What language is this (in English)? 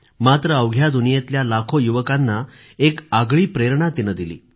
Marathi